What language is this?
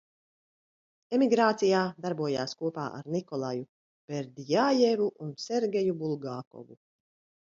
Latvian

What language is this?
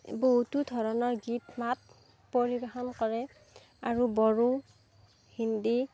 Assamese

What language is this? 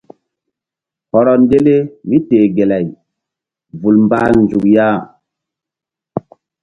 Mbum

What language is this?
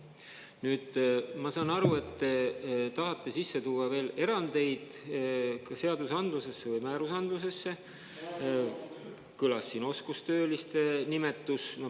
Estonian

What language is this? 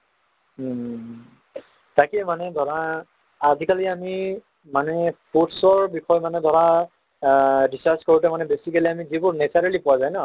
Assamese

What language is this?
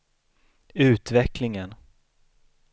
Swedish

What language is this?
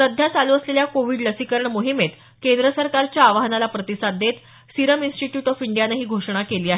Marathi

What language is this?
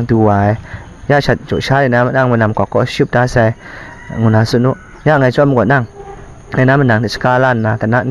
Thai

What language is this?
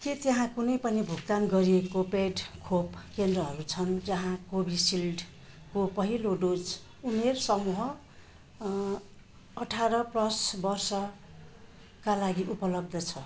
Nepali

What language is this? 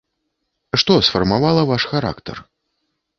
Belarusian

